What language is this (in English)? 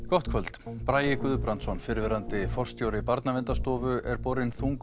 Icelandic